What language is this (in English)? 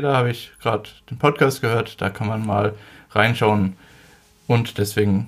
German